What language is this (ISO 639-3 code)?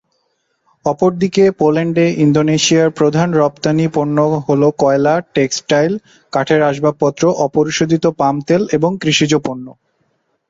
ben